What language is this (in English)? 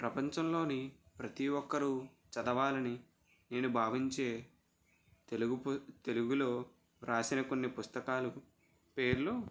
Telugu